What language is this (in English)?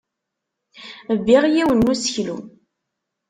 Kabyle